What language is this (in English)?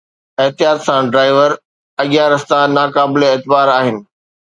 Sindhi